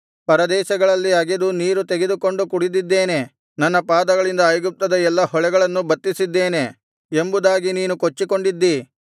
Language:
Kannada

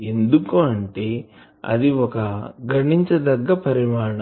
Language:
Telugu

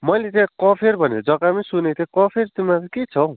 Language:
Nepali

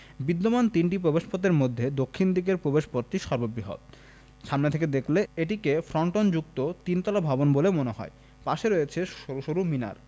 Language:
Bangla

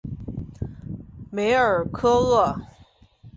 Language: Chinese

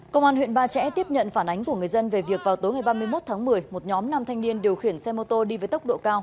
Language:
Vietnamese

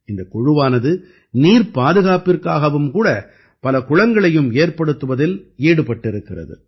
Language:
Tamil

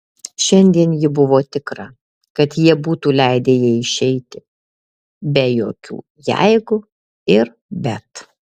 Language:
Lithuanian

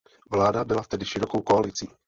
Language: Czech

